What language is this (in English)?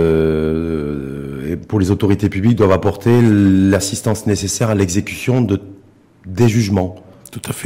French